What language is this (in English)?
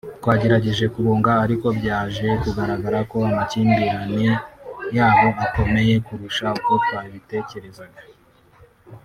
Kinyarwanda